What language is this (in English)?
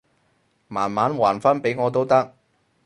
Cantonese